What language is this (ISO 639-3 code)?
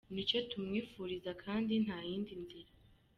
kin